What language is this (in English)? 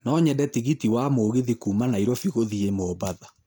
Kikuyu